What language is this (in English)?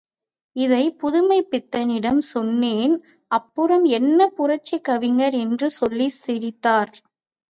Tamil